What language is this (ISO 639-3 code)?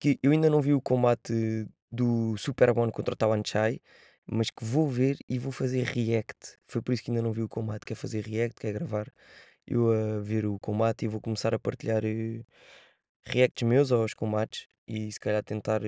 por